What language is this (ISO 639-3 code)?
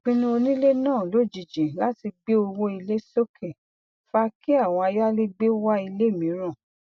yor